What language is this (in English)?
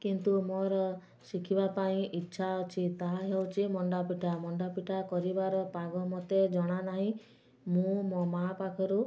Odia